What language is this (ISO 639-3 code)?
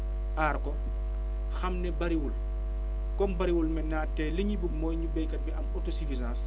wol